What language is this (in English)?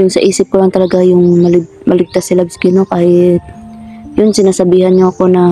Filipino